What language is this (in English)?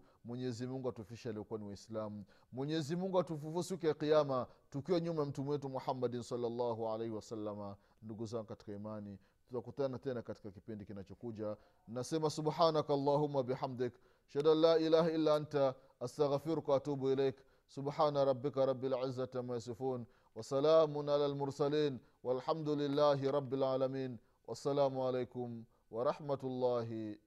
Swahili